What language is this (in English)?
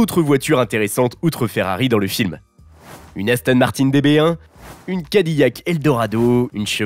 French